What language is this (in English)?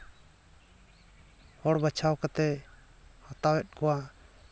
Santali